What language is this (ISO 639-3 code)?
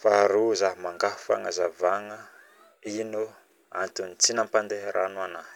bmm